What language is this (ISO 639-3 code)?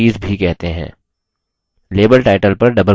hin